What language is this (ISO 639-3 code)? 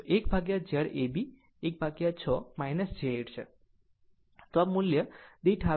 guj